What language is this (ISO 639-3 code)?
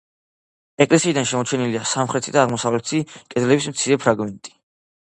kat